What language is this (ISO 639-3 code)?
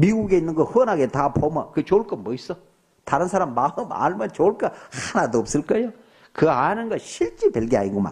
kor